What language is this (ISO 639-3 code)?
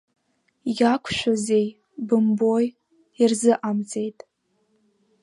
abk